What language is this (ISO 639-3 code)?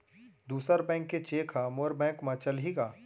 hne